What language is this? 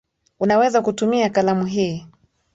Swahili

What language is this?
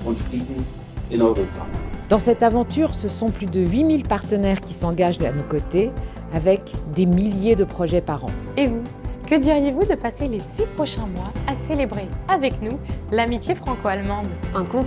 French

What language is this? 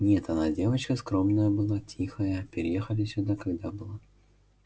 Russian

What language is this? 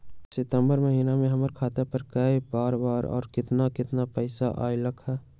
Magahi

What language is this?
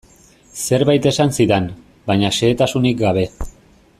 Basque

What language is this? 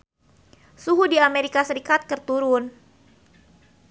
Sundanese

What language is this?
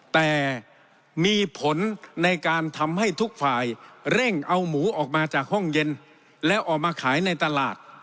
Thai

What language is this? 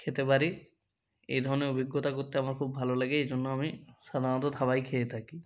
Bangla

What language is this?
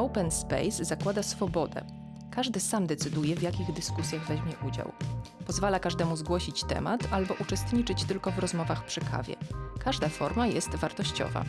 Polish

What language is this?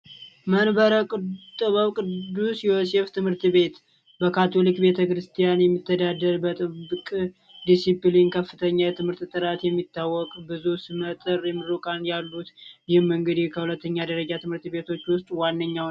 Amharic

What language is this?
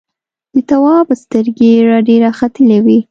Pashto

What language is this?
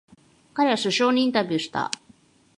Japanese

